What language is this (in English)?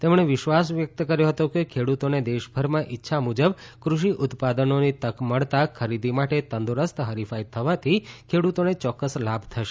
Gujarati